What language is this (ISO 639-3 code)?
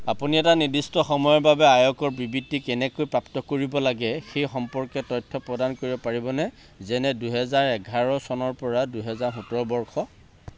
asm